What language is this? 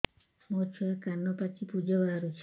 Odia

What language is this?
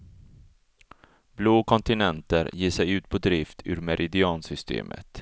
Swedish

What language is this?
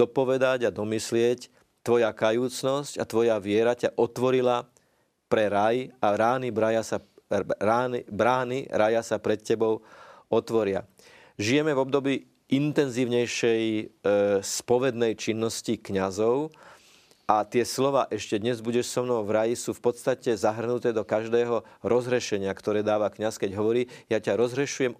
Slovak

